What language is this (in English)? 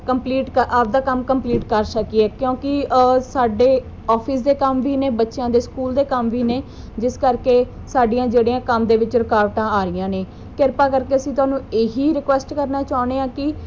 Punjabi